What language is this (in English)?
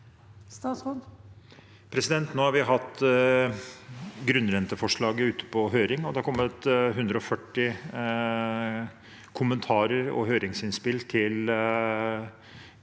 Norwegian